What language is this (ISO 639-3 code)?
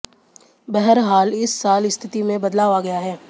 hin